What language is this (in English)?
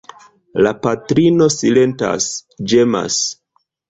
Esperanto